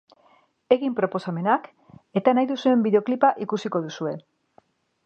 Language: Basque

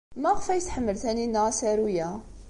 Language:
Kabyle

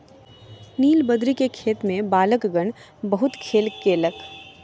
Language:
Maithili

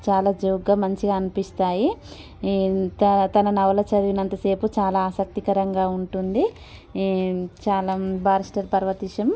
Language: Telugu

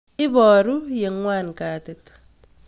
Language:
Kalenjin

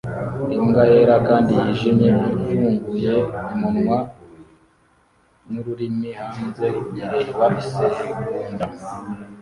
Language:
Kinyarwanda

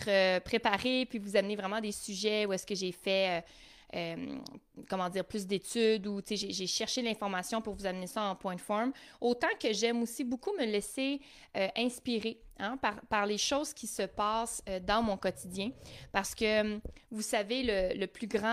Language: French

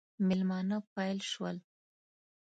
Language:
Pashto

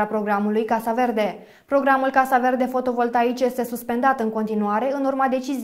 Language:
Romanian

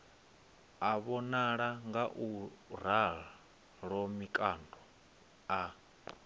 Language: Venda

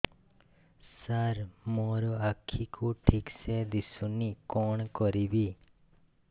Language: Odia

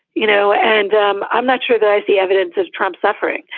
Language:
English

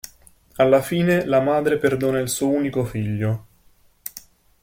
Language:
Italian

